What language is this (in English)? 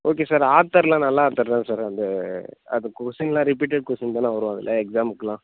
Tamil